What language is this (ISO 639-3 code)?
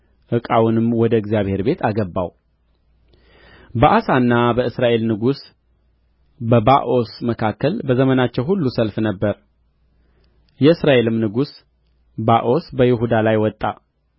amh